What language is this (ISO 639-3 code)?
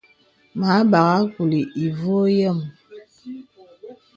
beb